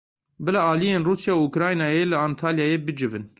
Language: Kurdish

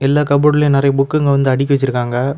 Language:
Tamil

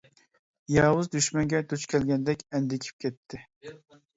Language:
Uyghur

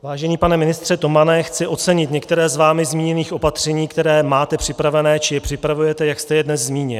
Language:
Czech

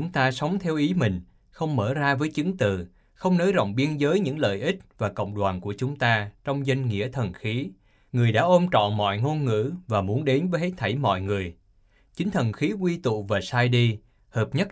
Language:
Vietnamese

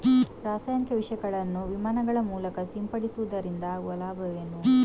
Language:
Kannada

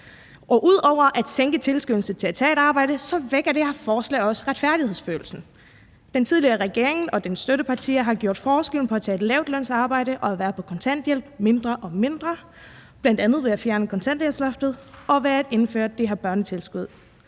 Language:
Danish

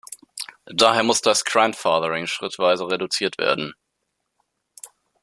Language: German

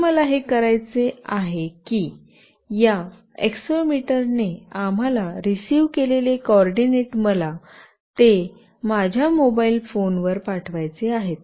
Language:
Marathi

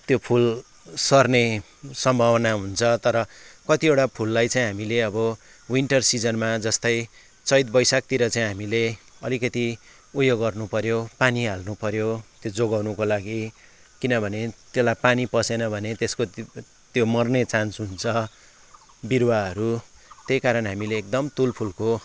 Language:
Nepali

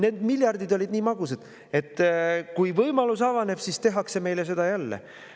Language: Estonian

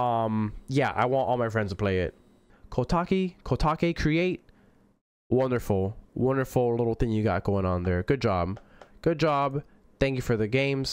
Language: English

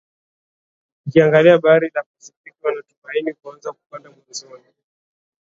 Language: Swahili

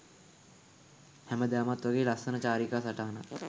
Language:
Sinhala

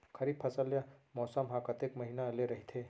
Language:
Chhattisgarhi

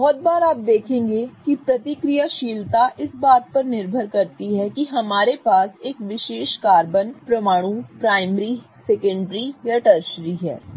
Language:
Hindi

